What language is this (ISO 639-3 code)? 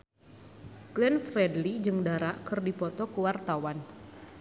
sun